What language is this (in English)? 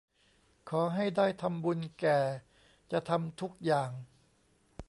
Thai